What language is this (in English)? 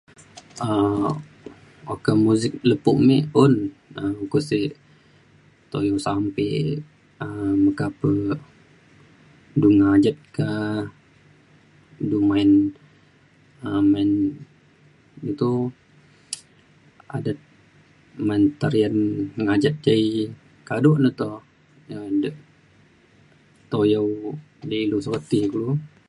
Mainstream Kenyah